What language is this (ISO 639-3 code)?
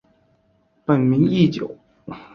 zho